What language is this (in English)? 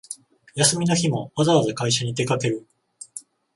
Japanese